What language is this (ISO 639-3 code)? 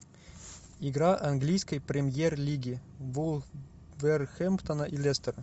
rus